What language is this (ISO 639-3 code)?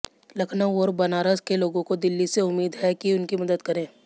hin